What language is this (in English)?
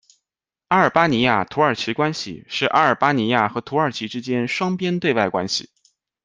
Chinese